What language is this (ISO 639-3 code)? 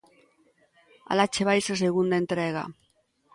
glg